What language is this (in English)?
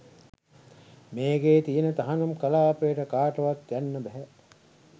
Sinhala